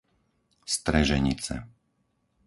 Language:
Slovak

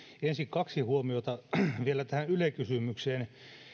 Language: Finnish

